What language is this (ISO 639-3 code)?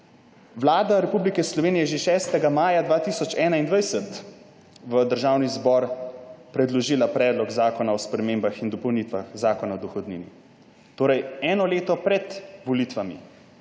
slv